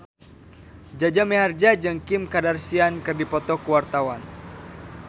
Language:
Sundanese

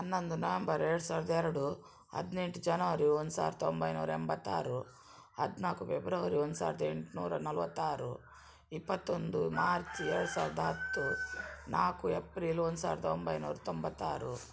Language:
Kannada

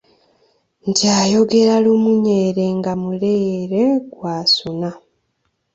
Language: Ganda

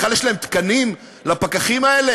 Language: Hebrew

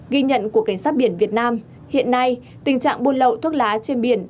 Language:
Vietnamese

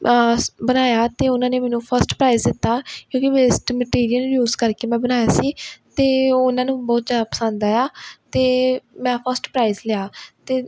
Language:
Punjabi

